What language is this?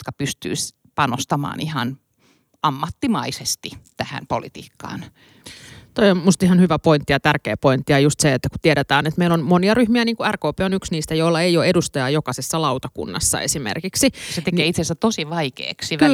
Finnish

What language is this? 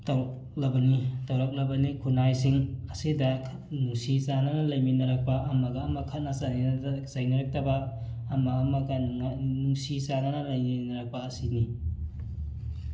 Manipuri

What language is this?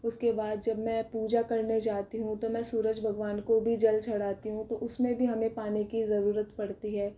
Hindi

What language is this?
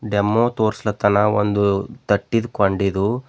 Kannada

